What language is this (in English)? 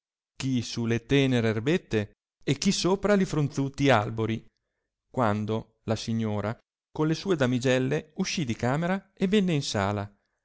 Italian